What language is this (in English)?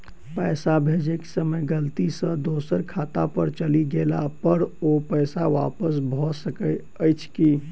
Maithili